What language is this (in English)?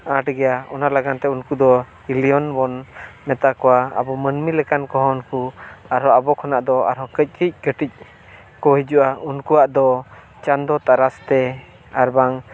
Santali